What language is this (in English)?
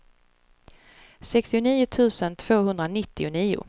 Swedish